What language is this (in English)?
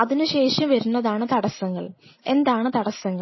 Malayalam